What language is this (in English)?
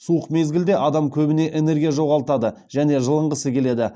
Kazakh